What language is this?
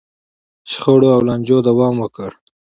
Pashto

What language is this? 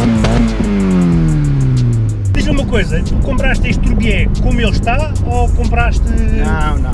Portuguese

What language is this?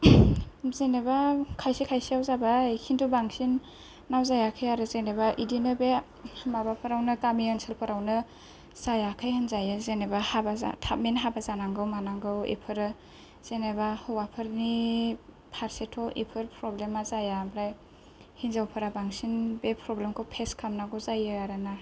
Bodo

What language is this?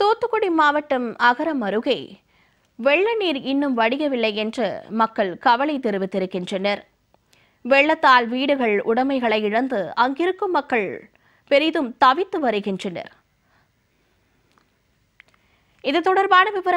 Tamil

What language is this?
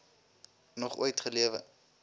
Afrikaans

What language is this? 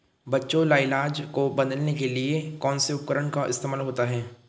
Hindi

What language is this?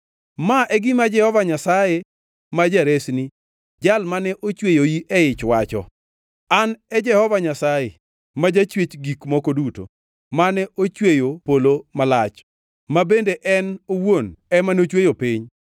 Luo (Kenya and Tanzania)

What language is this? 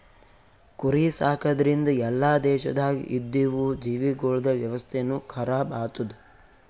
Kannada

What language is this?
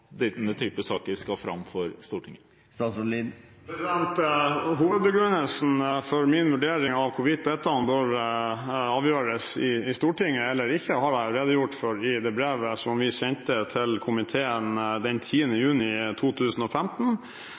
Norwegian Bokmål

